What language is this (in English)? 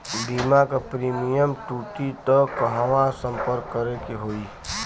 Bhojpuri